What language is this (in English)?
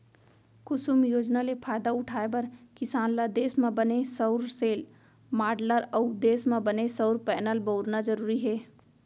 Chhattisgarhi